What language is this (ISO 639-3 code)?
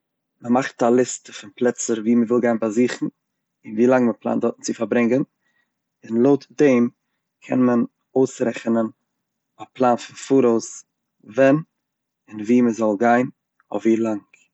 yid